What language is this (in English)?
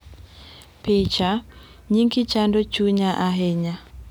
Luo (Kenya and Tanzania)